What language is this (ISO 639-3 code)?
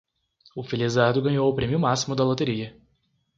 por